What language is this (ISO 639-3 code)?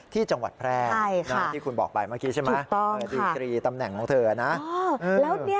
tha